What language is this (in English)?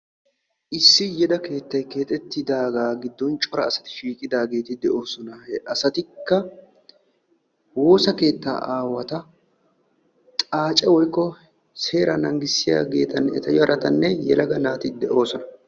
Wolaytta